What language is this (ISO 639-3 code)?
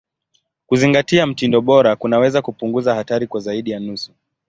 swa